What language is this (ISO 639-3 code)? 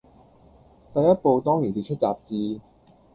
yue